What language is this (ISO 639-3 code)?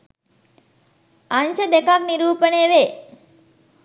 sin